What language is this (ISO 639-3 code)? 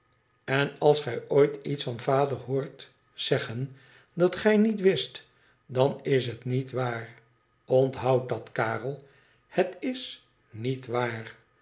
nld